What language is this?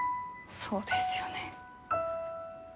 Japanese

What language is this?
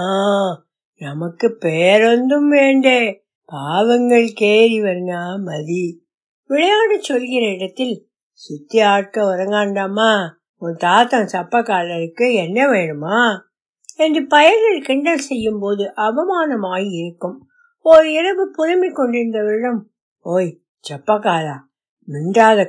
Tamil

